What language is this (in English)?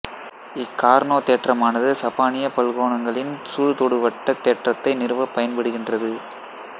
Tamil